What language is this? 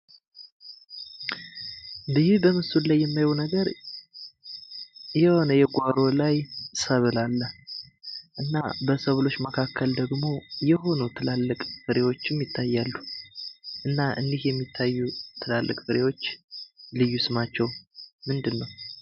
Amharic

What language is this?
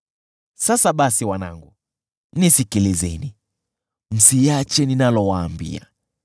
Swahili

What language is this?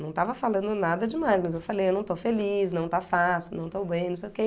Portuguese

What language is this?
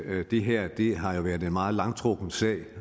Danish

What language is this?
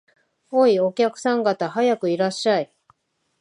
Japanese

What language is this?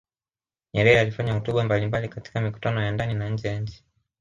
Swahili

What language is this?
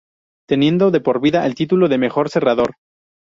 Spanish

